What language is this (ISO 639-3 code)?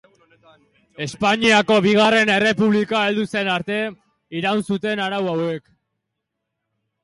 eus